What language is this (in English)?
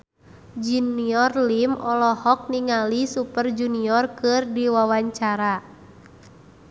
Sundanese